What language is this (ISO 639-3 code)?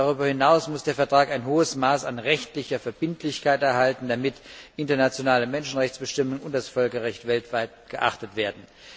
deu